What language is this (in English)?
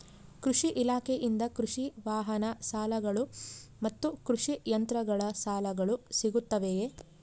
Kannada